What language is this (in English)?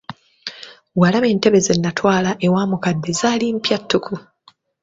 Ganda